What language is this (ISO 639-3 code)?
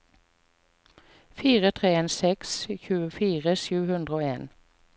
nor